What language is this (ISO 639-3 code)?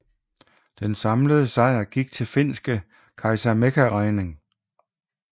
dan